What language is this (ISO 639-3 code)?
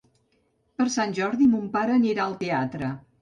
cat